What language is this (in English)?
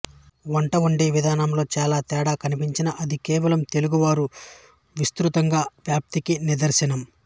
Telugu